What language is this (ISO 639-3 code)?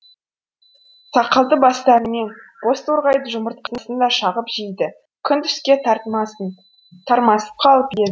kaz